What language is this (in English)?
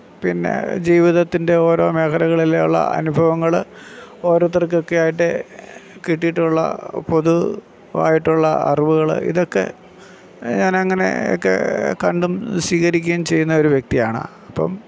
Malayalam